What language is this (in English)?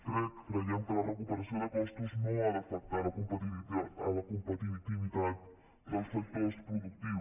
Catalan